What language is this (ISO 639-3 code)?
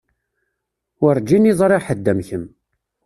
kab